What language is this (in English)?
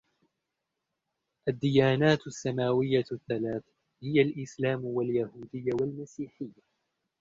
Arabic